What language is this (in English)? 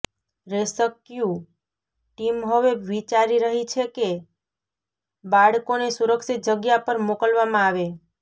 Gujarati